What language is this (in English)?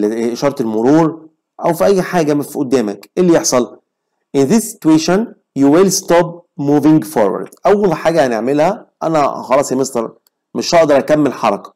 Arabic